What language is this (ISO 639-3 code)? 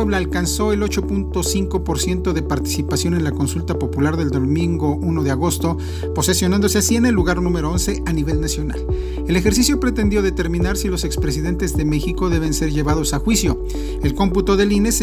spa